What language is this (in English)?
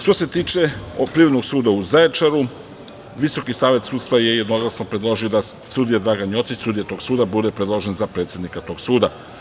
Serbian